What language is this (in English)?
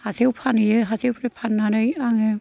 Bodo